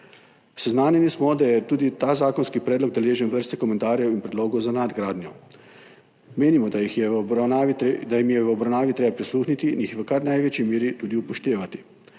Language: Slovenian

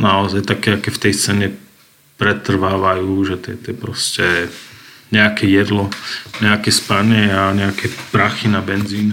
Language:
Slovak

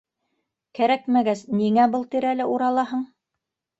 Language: Bashkir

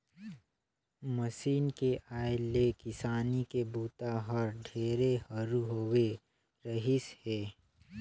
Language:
Chhattisgarhi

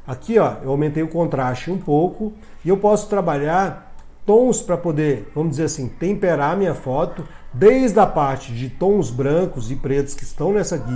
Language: Portuguese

